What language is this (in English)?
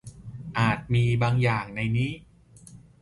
Thai